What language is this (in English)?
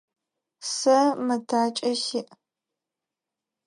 Adyghe